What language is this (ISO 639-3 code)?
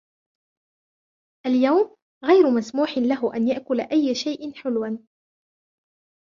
ara